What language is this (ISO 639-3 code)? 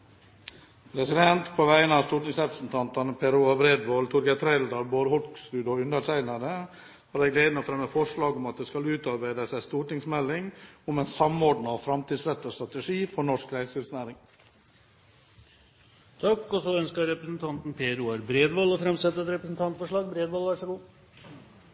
nob